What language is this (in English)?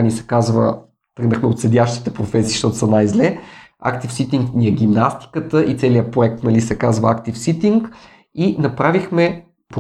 Bulgarian